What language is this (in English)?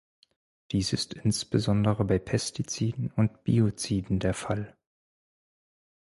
German